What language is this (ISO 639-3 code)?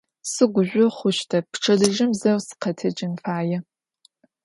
ady